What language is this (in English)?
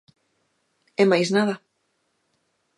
Galician